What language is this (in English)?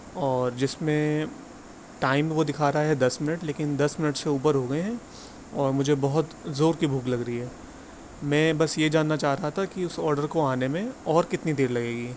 Urdu